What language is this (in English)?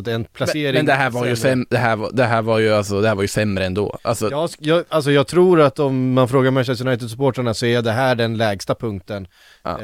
Swedish